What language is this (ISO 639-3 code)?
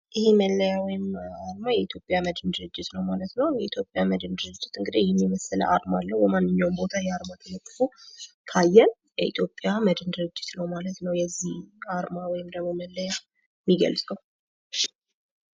amh